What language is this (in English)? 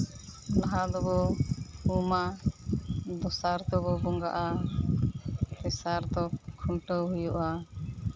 Santali